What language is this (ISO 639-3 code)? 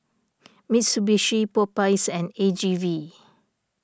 eng